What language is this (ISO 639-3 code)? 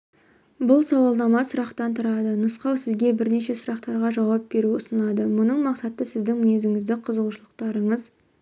kaz